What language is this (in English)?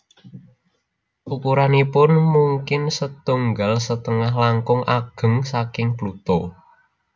Javanese